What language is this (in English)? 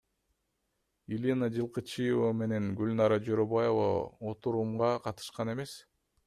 Kyrgyz